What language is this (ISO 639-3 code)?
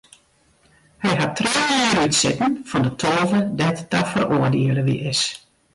fry